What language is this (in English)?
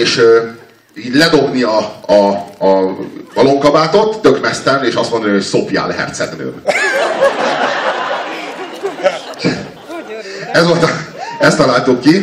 Hungarian